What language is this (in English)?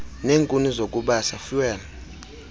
Xhosa